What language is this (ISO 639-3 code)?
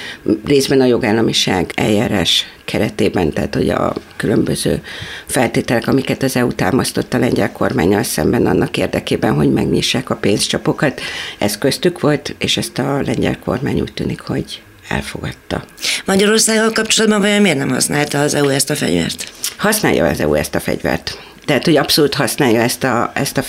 hun